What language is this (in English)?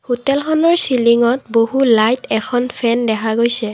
Assamese